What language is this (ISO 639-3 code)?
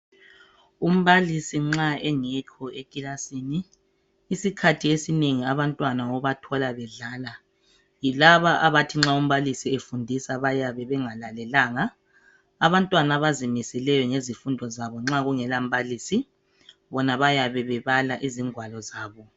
nde